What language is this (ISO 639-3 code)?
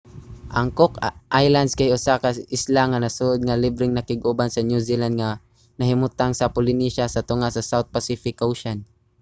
ceb